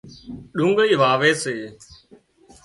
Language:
Wadiyara Koli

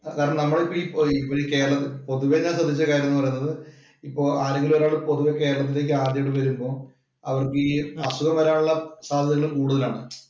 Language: Malayalam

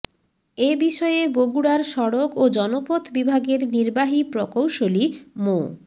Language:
Bangla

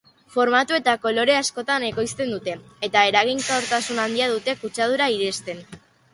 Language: Basque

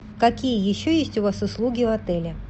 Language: Russian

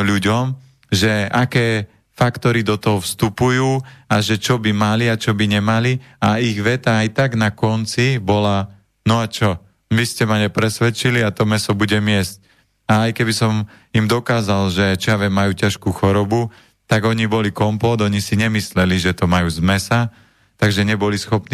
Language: Slovak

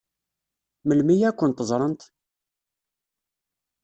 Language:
Kabyle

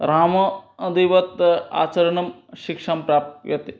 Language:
Sanskrit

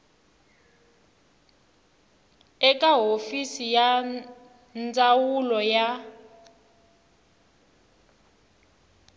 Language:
Tsonga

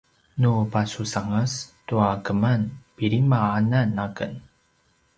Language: Paiwan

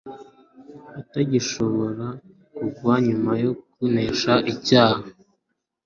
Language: Kinyarwanda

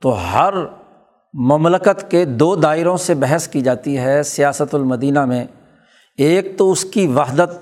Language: Urdu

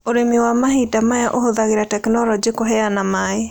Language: Kikuyu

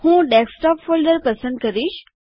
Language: Gujarati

